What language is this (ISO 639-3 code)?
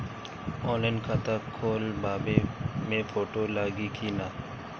bho